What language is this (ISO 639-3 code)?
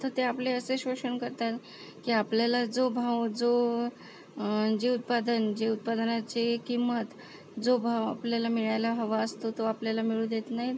mar